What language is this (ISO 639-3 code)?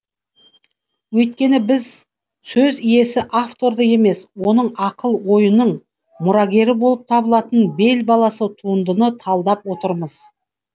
kaz